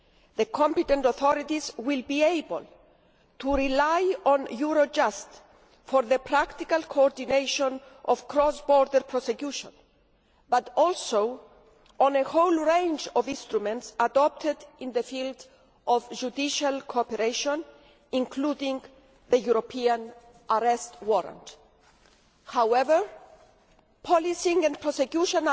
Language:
English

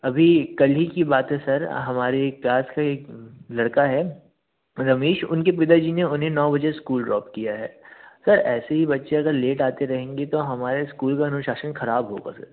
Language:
Hindi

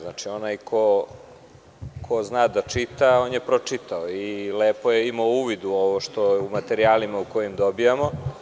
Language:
Serbian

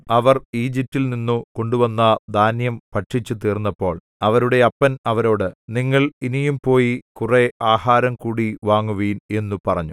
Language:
Malayalam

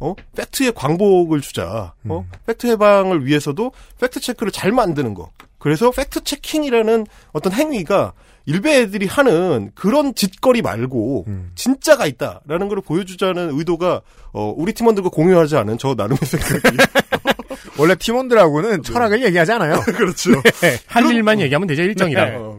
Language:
Korean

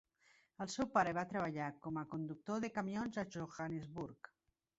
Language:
Catalan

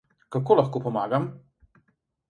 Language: Slovenian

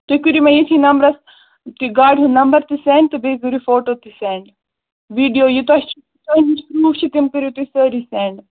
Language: Kashmiri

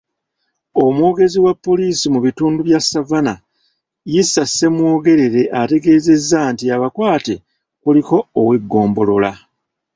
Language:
Ganda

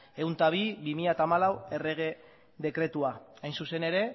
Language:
Basque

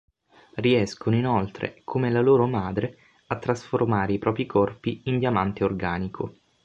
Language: Italian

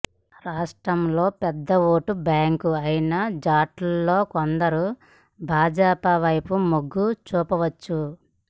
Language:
Telugu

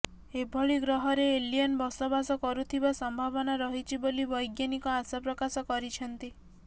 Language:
Odia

